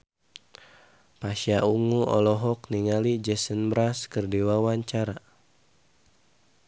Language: Sundanese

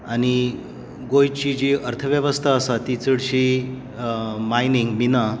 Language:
Konkani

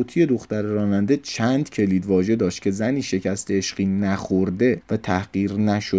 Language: Persian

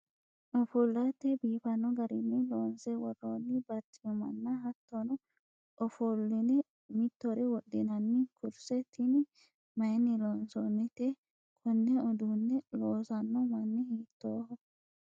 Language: Sidamo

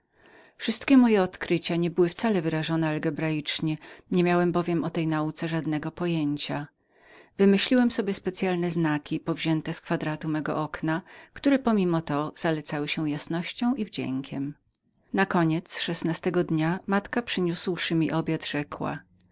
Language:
Polish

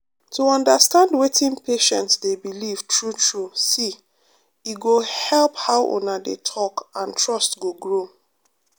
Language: Nigerian Pidgin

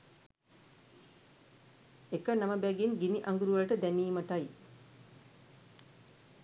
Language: Sinhala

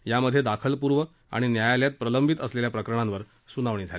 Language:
Marathi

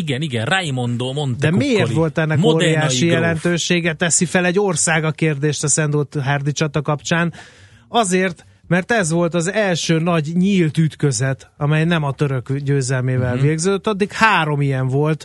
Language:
Hungarian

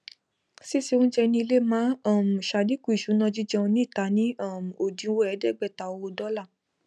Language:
Yoruba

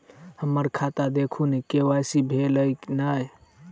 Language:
Maithili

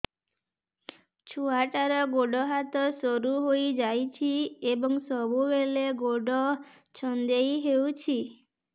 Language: Odia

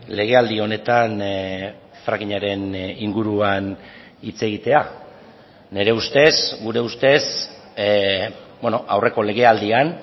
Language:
Basque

